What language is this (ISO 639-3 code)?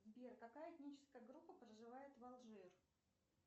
rus